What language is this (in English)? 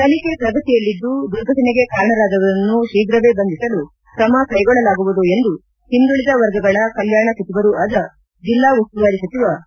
Kannada